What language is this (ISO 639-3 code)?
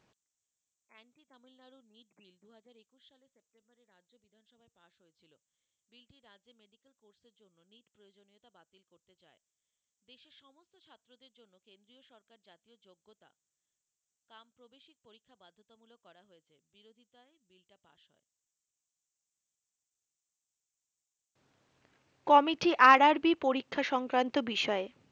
ben